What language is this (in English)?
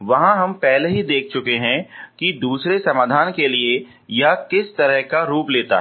Hindi